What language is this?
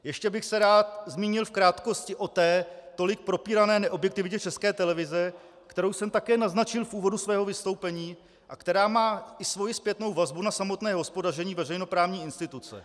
Czech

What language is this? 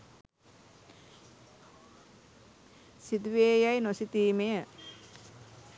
Sinhala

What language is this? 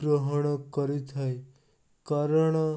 Odia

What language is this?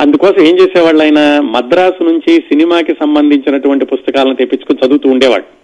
Telugu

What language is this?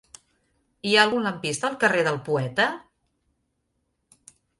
Catalan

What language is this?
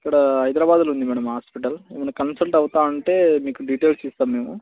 Telugu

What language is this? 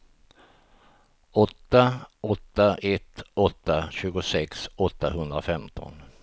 Swedish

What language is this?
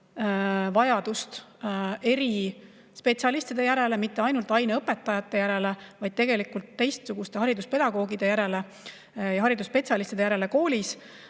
Estonian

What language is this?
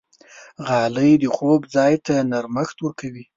Pashto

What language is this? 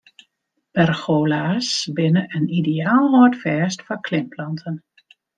Western Frisian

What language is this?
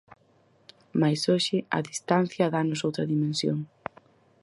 Galician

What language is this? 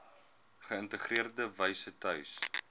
Afrikaans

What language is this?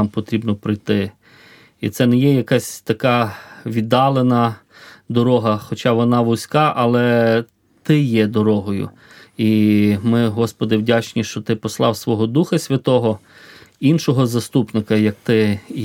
Ukrainian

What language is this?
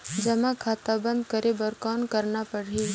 Chhattisgarhi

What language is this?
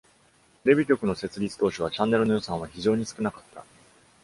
Japanese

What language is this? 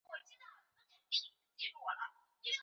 Chinese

